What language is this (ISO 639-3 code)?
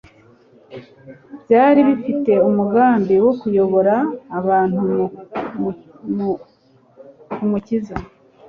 kin